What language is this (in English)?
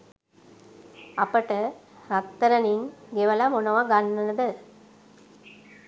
Sinhala